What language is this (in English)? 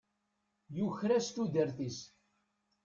Kabyle